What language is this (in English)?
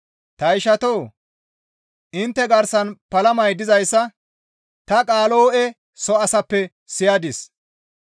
Gamo